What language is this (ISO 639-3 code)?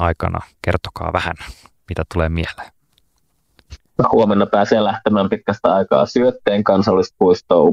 fin